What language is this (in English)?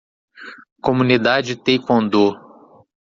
Portuguese